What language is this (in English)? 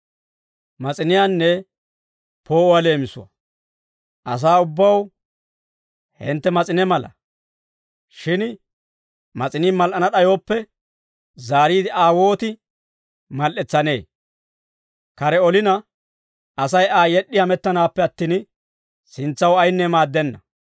Dawro